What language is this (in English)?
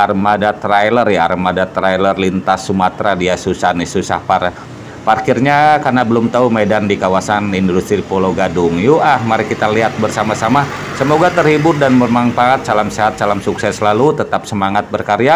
Indonesian